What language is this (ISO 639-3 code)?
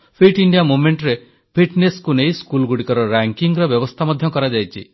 ori